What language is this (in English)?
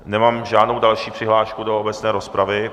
Czech